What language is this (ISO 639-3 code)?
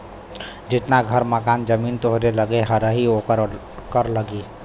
bho